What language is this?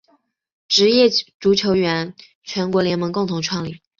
Chinese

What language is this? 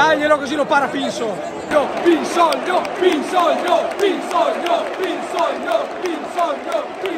Italian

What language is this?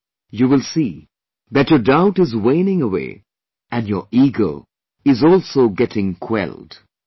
English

